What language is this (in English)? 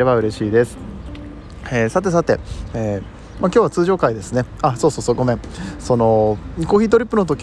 Japanese